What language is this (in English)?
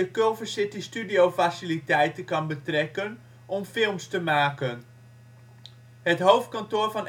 Dutch